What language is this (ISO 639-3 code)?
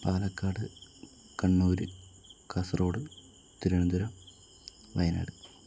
mal